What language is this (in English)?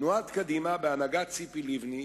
Hebrew